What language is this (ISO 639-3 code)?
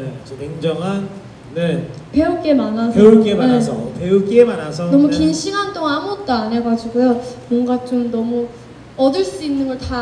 kor